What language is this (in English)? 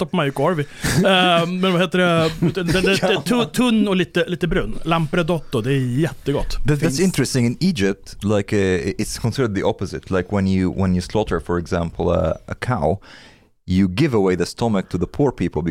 Swedish